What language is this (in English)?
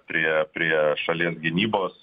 Lithuanian